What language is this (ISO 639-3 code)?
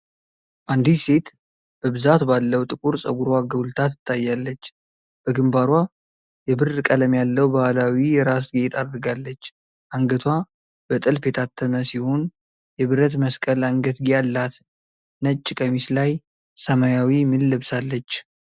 amh